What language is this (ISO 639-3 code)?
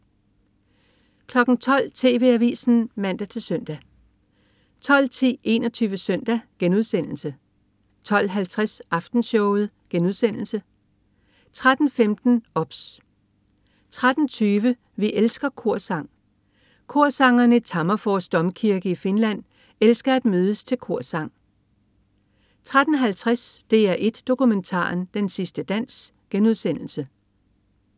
dan